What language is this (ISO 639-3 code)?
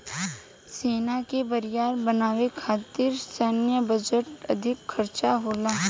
bho